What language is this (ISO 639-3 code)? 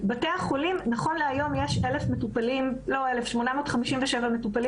heb